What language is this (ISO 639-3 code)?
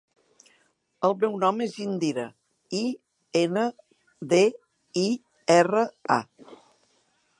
cat